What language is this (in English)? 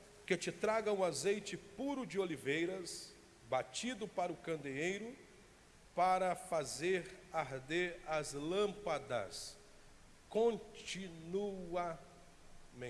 Portuguese